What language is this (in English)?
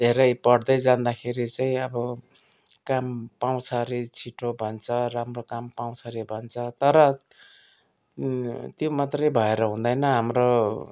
Nepali